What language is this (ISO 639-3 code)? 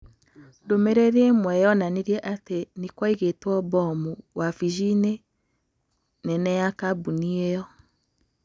kik